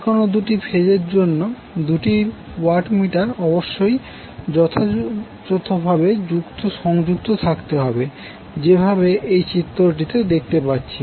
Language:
Bangla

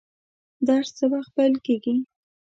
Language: Pashto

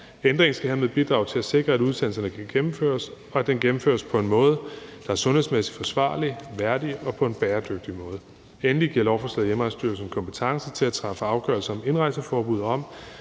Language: Danish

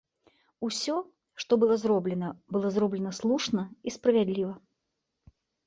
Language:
Belarusian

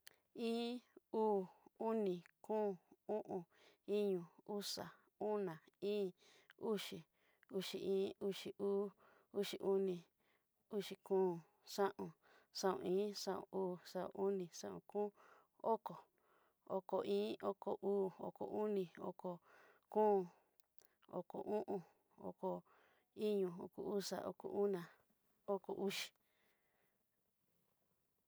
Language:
Southeastern Nochixtlán Mixtec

